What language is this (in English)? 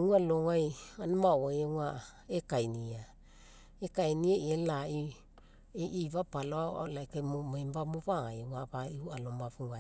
Mekeo